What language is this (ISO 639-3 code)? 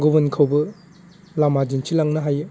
brx